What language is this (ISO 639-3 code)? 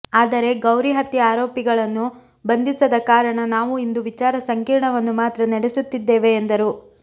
kan